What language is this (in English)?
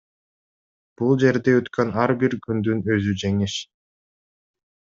Kyrgyz